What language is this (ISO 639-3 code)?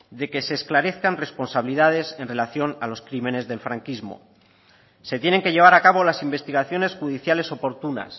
spa